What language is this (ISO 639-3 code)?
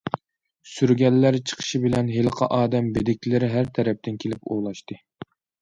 uig